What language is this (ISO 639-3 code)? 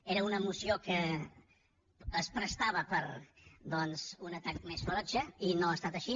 cat